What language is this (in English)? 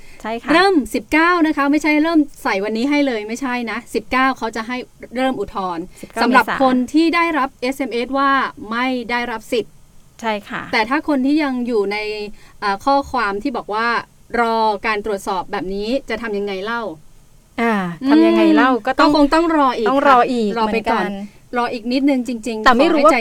Thai